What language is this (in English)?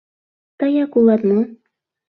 Mari